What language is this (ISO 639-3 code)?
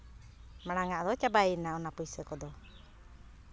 sat